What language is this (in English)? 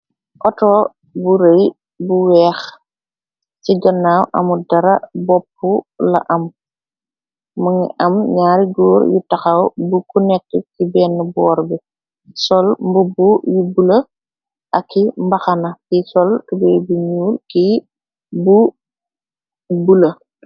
Wolof